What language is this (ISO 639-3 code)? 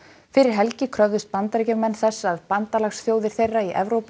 isl